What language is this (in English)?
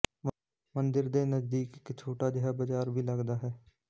Punjabi